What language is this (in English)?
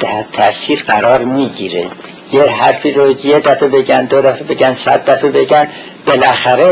Persian